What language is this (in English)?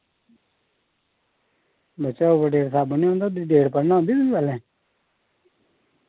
Dogri